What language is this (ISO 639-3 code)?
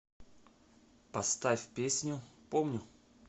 rus